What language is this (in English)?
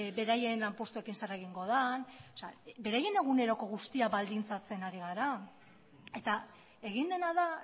Basque